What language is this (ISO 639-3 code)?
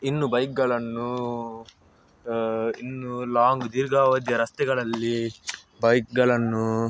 kan